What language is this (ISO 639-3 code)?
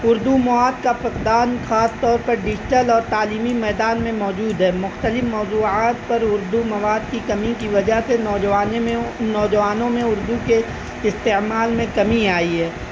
urd